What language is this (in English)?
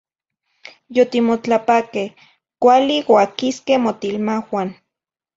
Zacatlán-Ahuacatlán-Tepetzintla Nahuatl